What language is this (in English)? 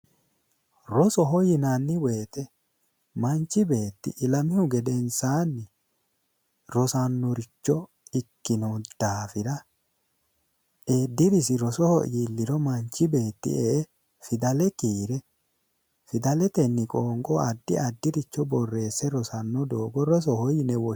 Sidamo